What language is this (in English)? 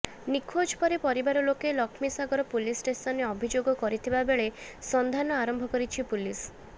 Odia